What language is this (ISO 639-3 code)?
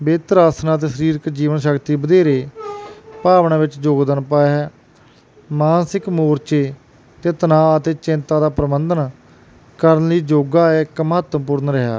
pan